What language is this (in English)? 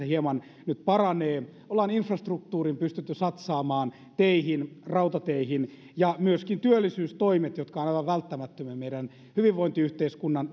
Finnish